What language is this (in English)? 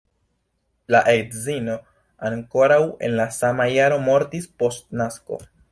Esperanto